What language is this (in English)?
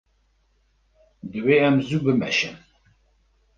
Kurdish